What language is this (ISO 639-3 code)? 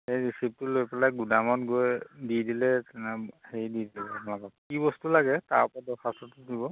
asm